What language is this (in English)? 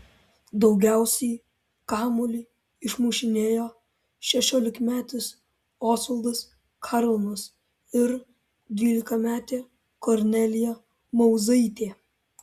Lithuanian